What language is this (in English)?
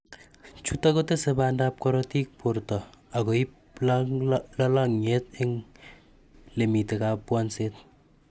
Kalenjin